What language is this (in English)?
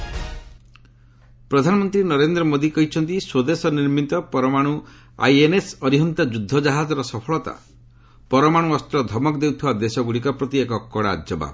Odia